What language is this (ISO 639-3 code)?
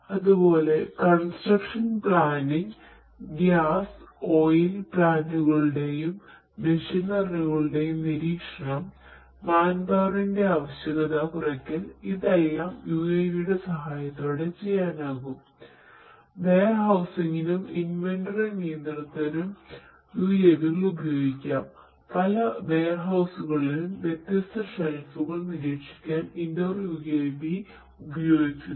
mal